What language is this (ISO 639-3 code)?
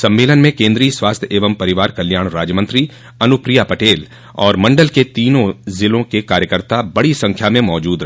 hin